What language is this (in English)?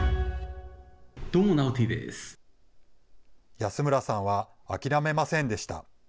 Japanese